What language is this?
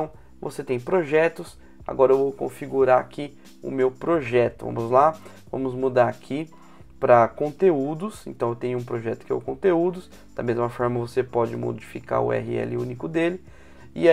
Portuguese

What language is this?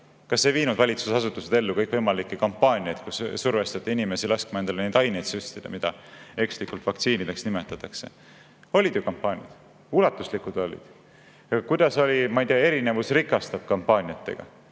Estonian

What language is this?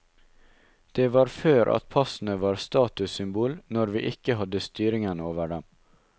Norwegian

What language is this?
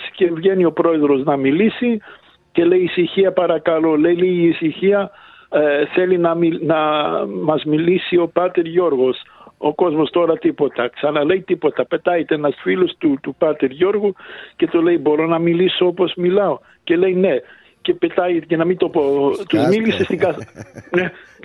Greek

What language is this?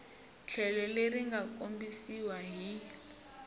Tsonga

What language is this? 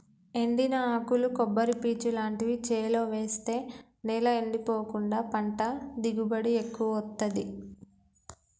Telugu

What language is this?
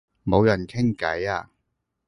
Cantonese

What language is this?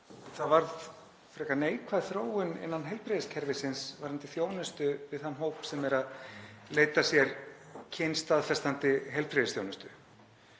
Icelandic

